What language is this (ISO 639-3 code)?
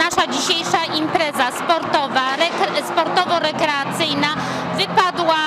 pol